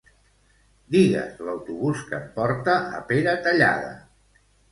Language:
Catalan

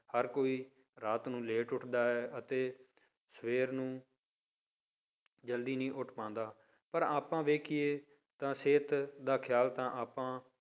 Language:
Punjabi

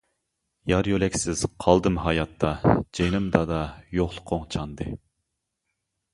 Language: Uyghur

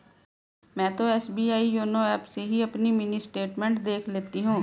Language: Hindi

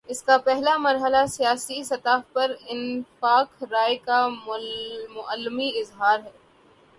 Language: Urdu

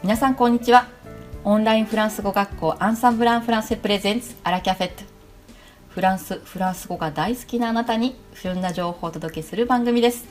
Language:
Japanese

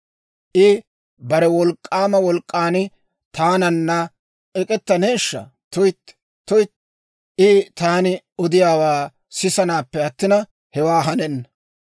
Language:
Dawro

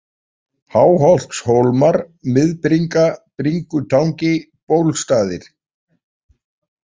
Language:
Icelandic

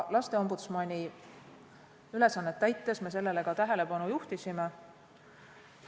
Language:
Estonian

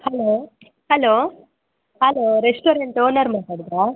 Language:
Kannada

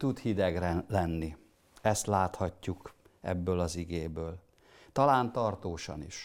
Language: Hungarian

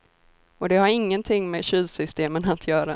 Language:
Swedish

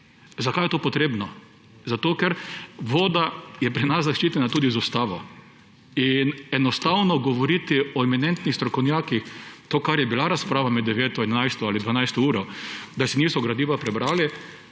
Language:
Slovenian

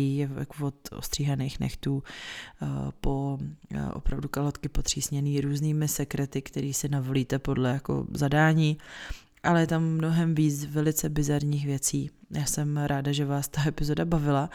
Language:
Czech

